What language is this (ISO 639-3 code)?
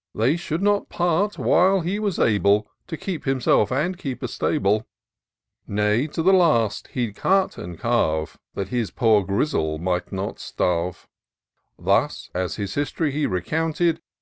eng